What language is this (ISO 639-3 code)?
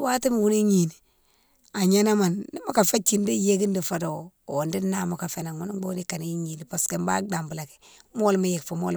msw